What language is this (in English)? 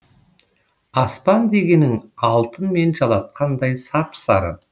Kazakh